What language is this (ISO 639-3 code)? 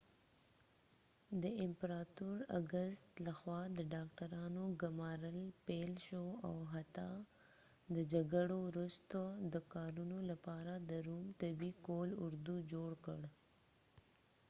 pus